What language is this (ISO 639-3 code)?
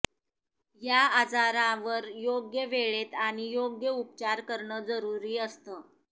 mar